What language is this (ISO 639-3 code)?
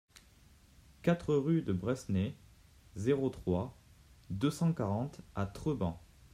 fra